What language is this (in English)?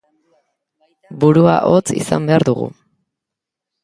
Basque